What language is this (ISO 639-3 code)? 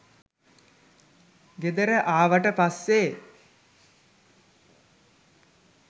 sin